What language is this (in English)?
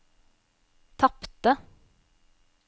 Norwegian